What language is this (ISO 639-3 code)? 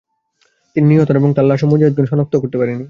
ben